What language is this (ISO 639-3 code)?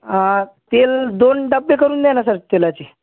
mar